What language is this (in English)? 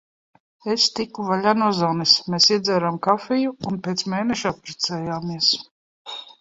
Latvian